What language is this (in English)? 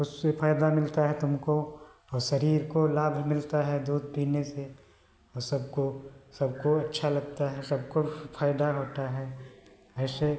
Hindi